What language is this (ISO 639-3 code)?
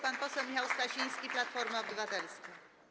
pol